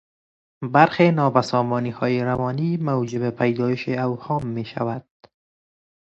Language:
Persian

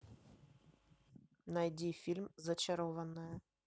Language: Russian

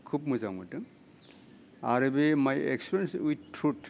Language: Bodo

